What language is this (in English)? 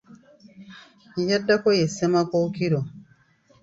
Ganda